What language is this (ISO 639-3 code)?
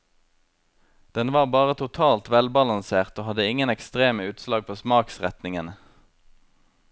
nor